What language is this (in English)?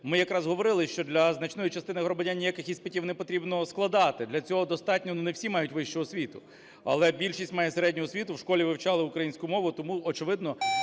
Ukrainian